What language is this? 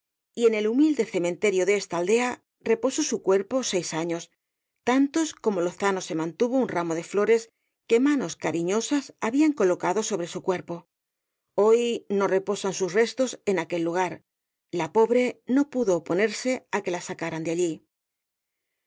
Spanish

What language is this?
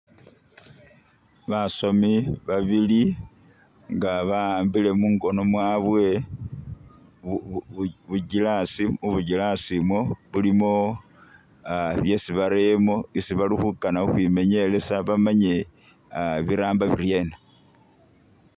Masaaba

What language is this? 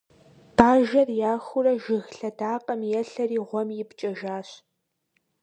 Kabardian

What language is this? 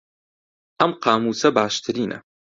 Central Kurdish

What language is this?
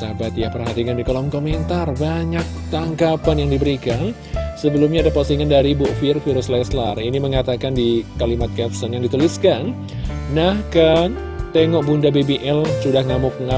Indonesian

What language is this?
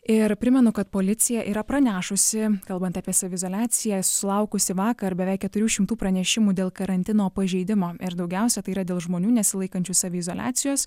Lithuanian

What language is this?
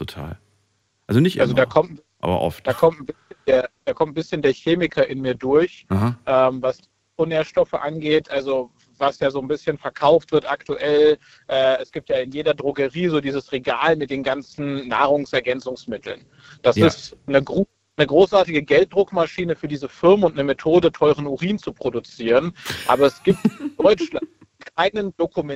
German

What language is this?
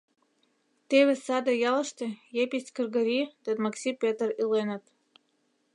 Mari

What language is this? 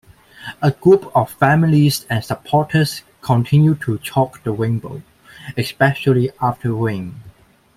English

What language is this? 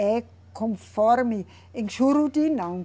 Portuguese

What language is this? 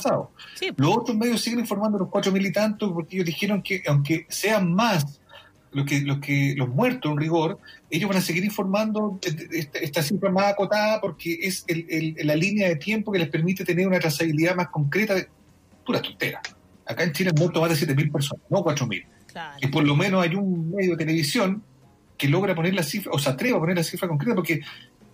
Spanish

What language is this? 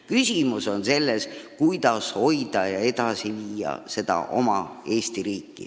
Estonian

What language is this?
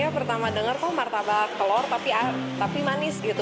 Indonesian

